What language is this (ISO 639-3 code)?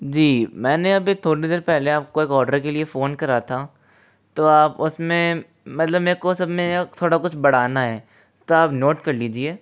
hin